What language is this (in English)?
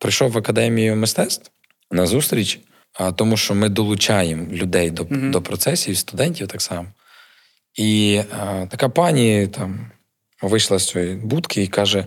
Ukrainian